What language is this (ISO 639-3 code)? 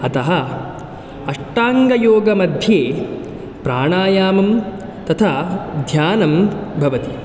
san